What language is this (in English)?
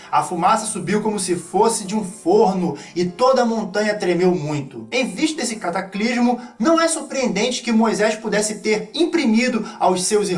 Portuguese